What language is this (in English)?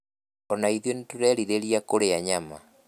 Kikuyu